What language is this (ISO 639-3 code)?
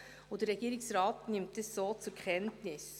gsw